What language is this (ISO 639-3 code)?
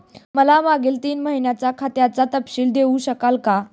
mar